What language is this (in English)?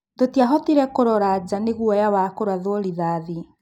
Kikuyu